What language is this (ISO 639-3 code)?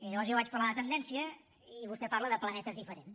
cat